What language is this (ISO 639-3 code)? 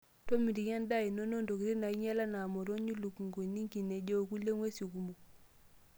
mas